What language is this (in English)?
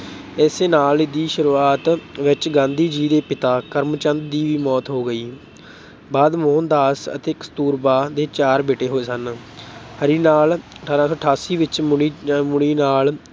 Punjabi